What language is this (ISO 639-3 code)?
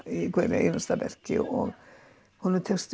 isl